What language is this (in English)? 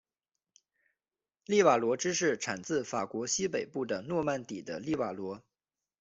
Chinese